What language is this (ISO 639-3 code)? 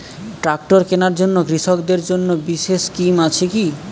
ben